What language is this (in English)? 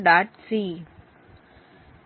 Tamil